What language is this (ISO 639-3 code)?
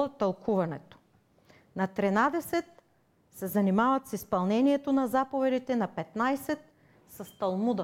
bul